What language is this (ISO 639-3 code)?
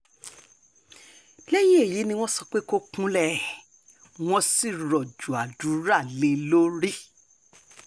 yor